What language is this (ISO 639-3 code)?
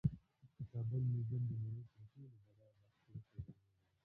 pus